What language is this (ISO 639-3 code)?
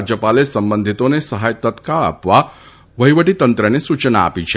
guj